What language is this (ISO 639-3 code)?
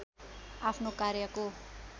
nep